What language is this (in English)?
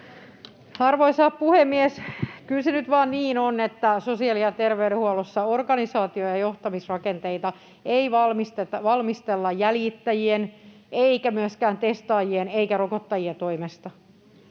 Finnish